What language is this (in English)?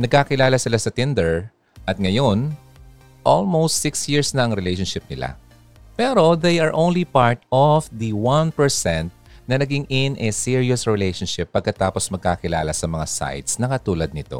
Filipino